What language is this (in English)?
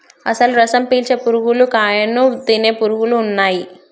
Telugu